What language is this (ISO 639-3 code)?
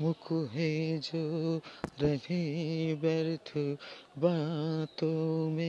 ben